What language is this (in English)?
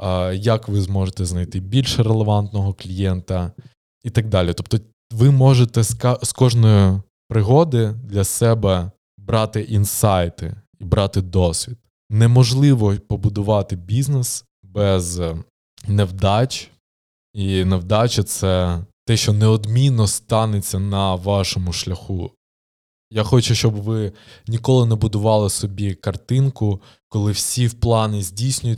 Ukrainian